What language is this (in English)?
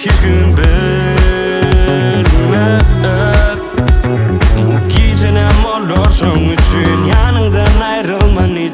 Turkmen